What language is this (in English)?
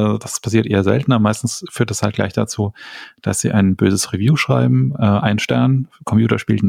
German